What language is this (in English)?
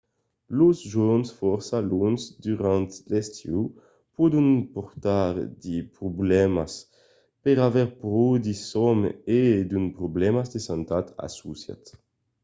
Occitan